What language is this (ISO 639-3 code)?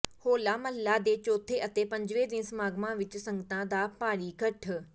pan